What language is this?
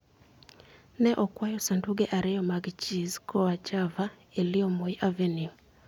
Luo (Kenya and Tanzania)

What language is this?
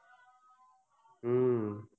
Marathi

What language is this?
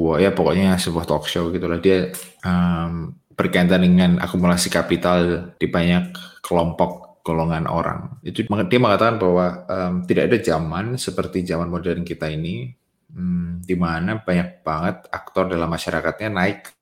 Indonesian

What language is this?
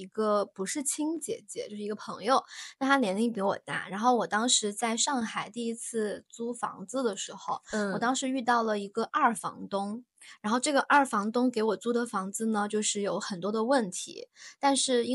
Chinese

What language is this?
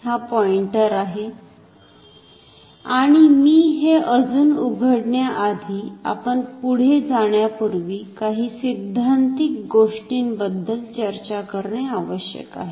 Marathi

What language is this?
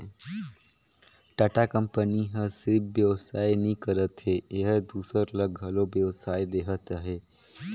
Chhattisgarhi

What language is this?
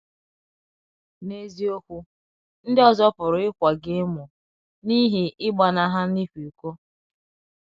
Igbo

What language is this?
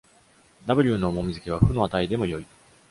Japanese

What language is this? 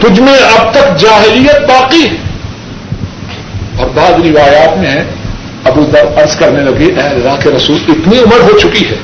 Urdu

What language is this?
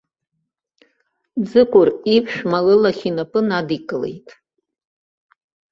Abkhazian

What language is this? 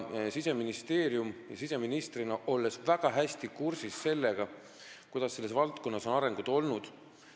Estonian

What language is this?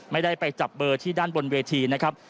Thai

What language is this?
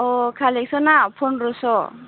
Bodo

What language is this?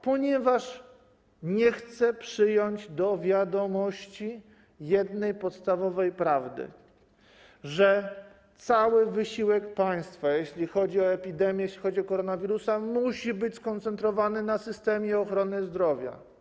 Polish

